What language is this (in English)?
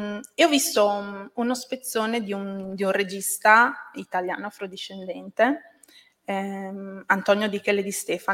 Italian